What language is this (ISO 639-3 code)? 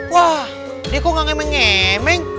ind